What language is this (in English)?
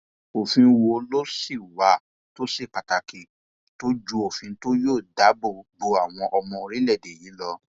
Yoruba